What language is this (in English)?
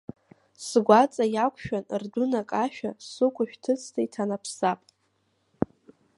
Abkhazian